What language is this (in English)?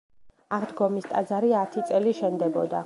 Georgian